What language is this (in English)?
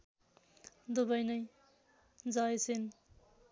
Nepali